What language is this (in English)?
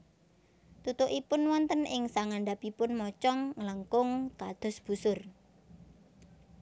Javanese